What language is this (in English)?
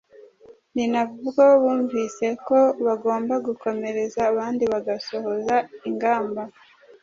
Kinyarwanda